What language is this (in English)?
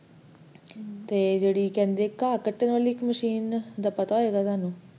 Punjabi